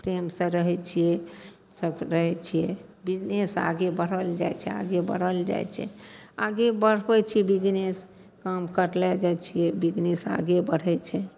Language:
Maithili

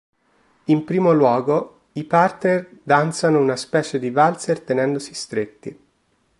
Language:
Italian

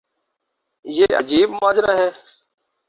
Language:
Urdu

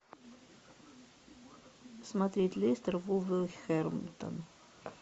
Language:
Russian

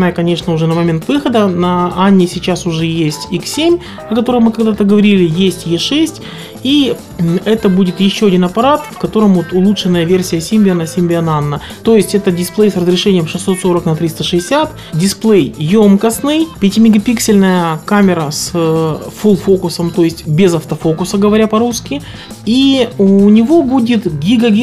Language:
Russian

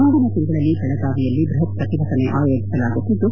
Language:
Kannada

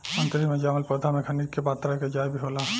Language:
Bhojpuri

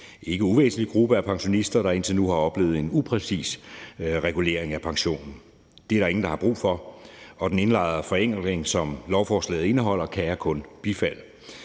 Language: Danish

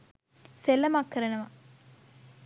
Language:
Sinhala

